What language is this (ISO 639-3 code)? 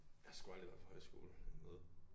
dan